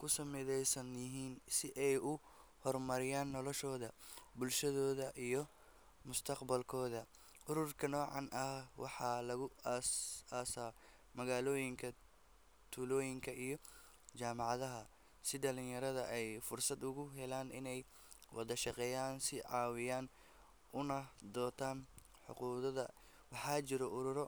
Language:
Somali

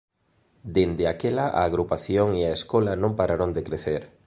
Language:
Galician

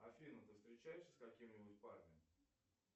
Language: Russian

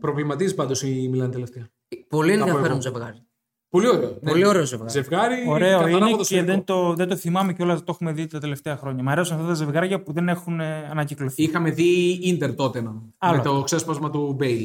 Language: Greek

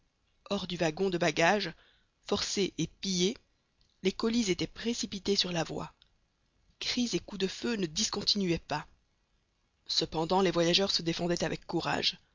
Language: French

